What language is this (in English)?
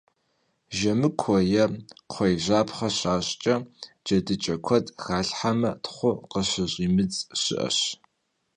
Kabardian